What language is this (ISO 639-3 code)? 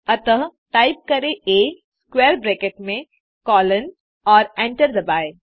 hin